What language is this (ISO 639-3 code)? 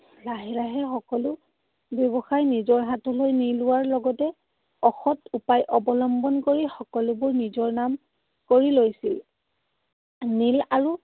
asm